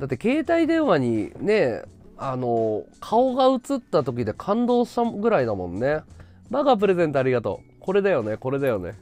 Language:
Japanese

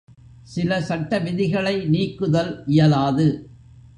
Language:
Tamil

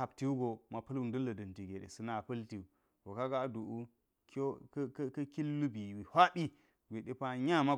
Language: Geji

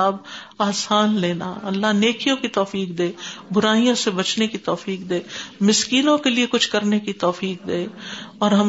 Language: Urdu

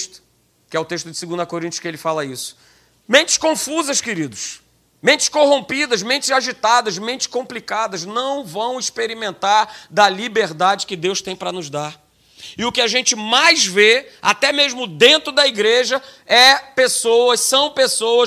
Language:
Portuguese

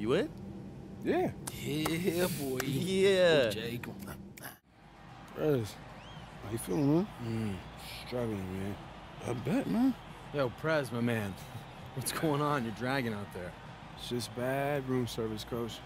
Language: English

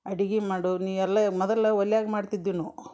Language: Kannada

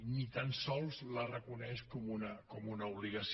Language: Catalan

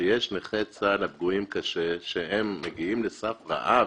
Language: Hebrew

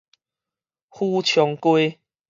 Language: Min Nan Chinese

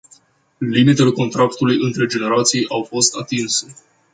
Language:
Romanian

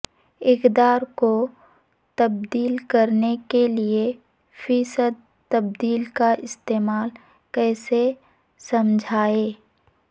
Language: Urdu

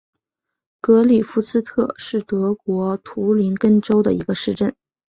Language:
Chinese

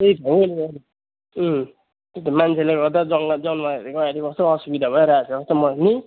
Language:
Nepali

